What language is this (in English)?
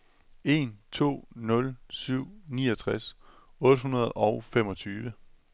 Danish